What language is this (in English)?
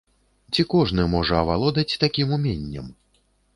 Belarusian